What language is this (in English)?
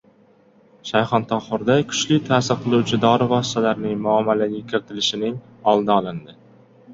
Uzbek